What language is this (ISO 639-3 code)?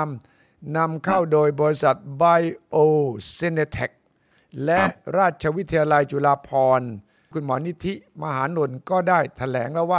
tha